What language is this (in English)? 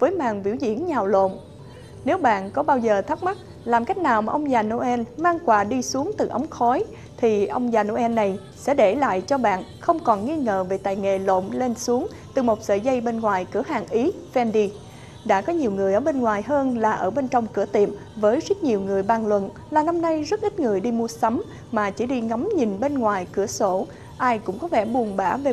Vietnamese